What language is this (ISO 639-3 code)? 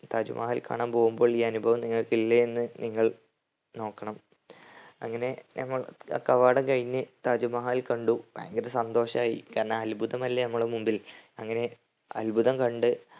mal